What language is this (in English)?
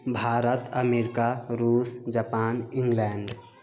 Maithili